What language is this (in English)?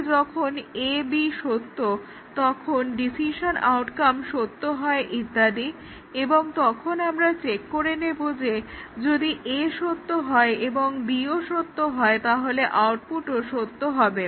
Bangla